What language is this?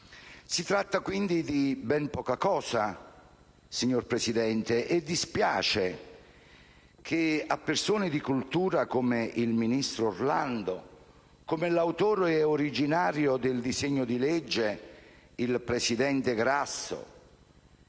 Italian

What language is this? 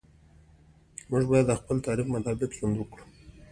Pashto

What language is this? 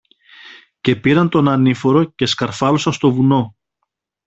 Greek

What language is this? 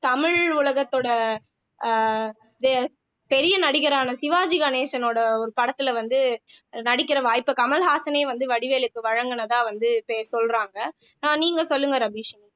Tamil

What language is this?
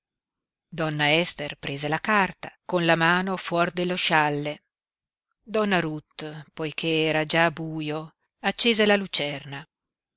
Italian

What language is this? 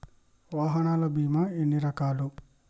Telugu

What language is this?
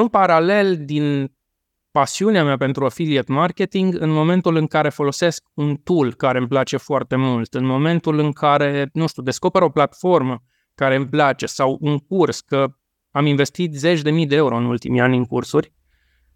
Romanian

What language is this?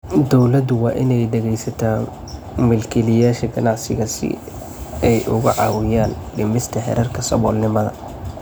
Somali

